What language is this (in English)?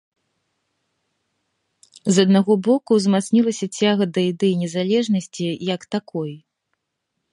Belarusian